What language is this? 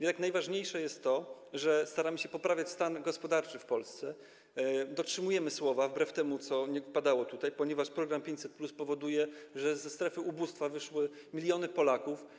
Polish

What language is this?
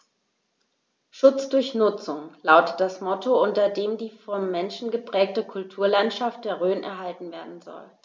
German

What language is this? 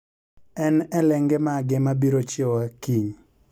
Luo (Kenya and Tanzania)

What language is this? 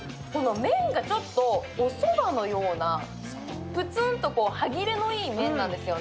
Japanese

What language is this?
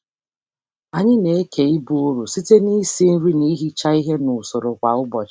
Igbo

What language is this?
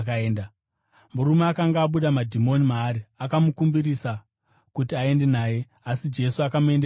Shona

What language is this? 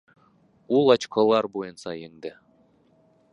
Bashkir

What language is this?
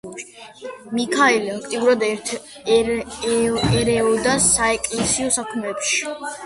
Georgian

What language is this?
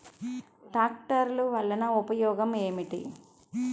Telugu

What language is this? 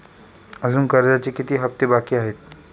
Marathi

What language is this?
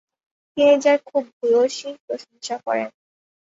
Bangla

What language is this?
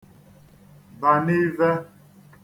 Igbo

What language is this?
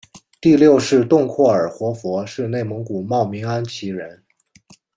Chinese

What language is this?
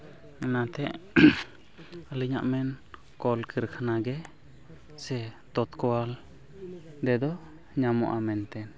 Santali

